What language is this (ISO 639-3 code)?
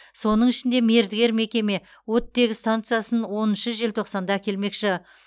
kaz